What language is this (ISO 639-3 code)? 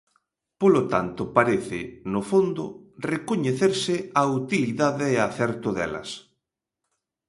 glg